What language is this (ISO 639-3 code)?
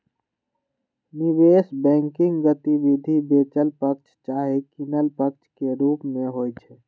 mag